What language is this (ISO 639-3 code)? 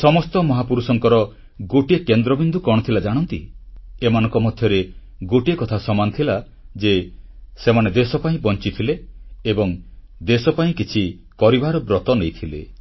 ori